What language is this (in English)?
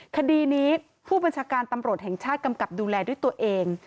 Thai